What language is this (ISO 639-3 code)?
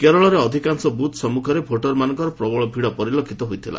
ori